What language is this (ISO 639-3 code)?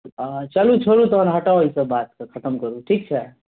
mai